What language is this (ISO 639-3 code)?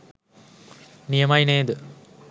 sin